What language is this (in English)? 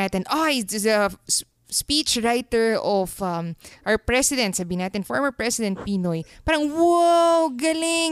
Filipino